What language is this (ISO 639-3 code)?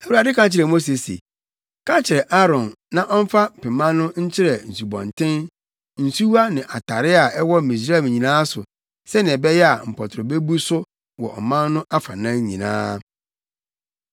aka